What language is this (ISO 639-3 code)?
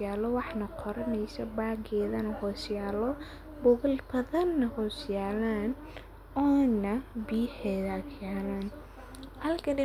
som